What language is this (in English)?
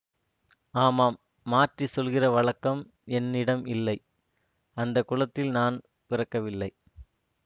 Tamil